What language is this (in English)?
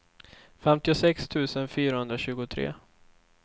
Swedish